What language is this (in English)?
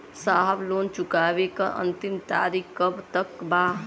Bhojpuri